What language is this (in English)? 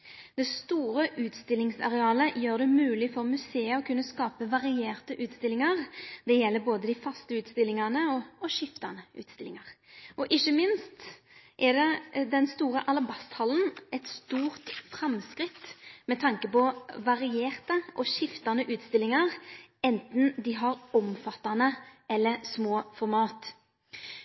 Norwegian Nynorsk